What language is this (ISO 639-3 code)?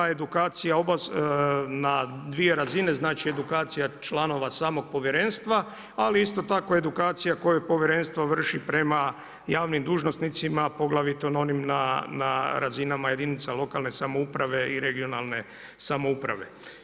hrv